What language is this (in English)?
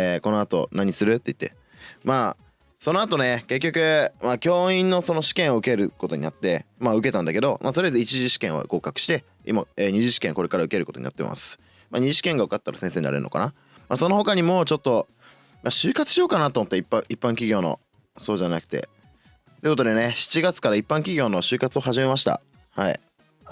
Japanese